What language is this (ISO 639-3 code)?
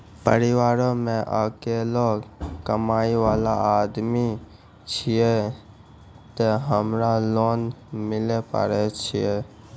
mai